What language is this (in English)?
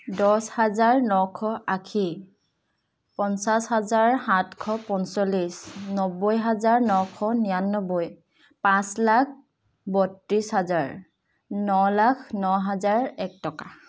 Assamese